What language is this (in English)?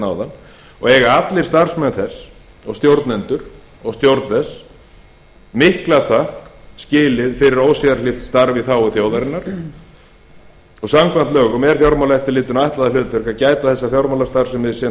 Icelandic